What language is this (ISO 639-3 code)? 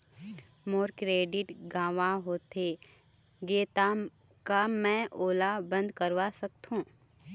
hne